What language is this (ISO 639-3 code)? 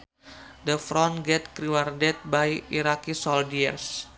sun